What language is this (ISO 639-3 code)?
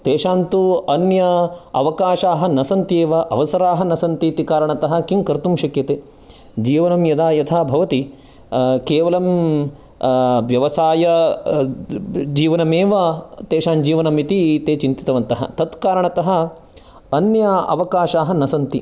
san